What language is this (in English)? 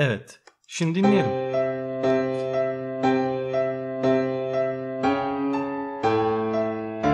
Turkish